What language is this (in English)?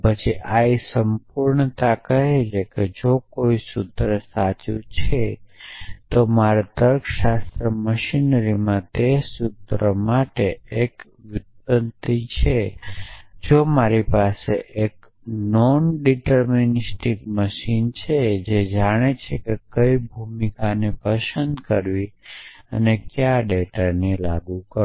Gujarati